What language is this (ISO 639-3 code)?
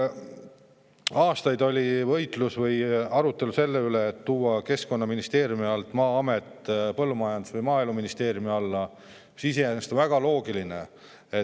est